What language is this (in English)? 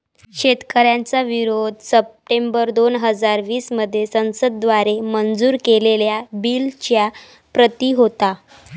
Marathi